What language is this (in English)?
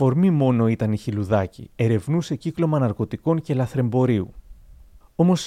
Greek